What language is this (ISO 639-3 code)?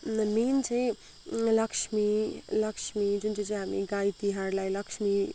nep